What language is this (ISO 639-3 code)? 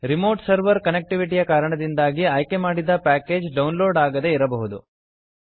kan